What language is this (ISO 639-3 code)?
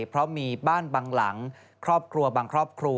tha